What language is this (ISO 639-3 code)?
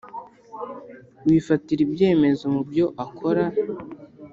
kin